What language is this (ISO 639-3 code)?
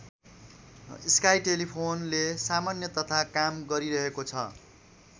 nep